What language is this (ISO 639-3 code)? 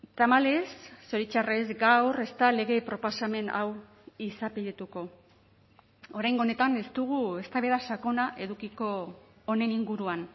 eus